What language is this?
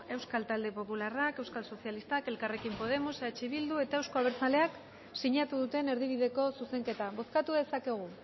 Basque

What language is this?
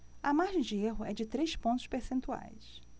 Portuguese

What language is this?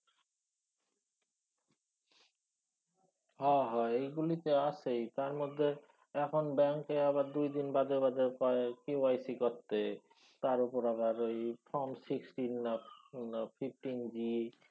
Bangla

